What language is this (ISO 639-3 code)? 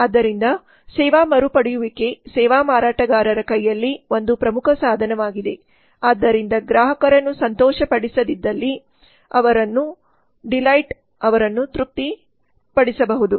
kan